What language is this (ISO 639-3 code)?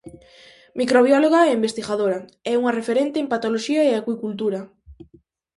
glg